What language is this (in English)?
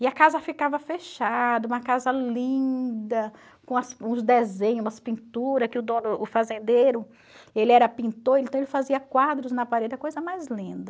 Portuguese